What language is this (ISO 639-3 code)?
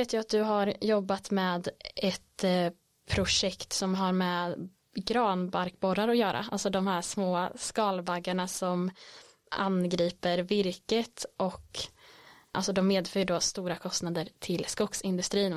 swe